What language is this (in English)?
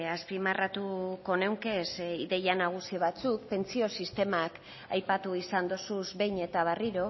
Basque